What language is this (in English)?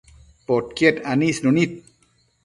Matsés